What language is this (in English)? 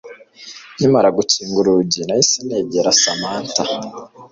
Kinyarwanda